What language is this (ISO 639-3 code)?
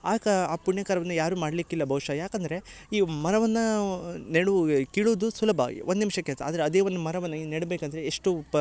kan